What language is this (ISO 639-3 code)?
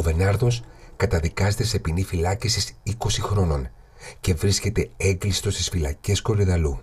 ell